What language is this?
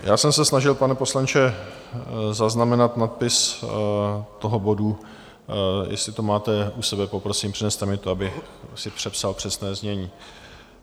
Czech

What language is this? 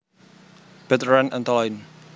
Javanese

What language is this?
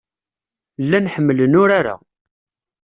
Kabyle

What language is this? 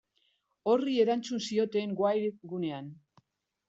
Basque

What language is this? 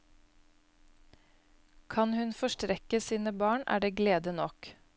Norwegian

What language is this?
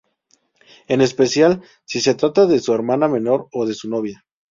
Spanish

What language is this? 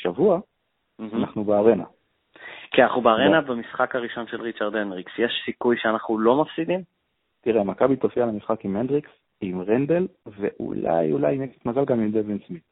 Hebrew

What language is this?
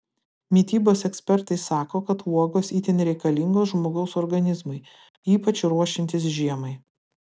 Lithuanian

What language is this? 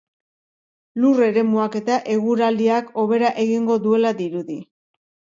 Basque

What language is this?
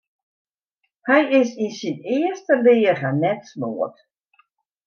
Western Frisian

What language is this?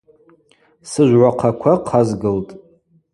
Abaza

